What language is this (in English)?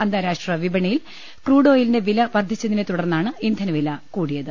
Malayalam